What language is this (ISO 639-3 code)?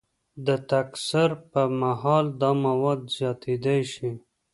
pus